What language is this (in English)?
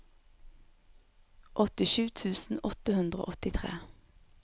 Norwegian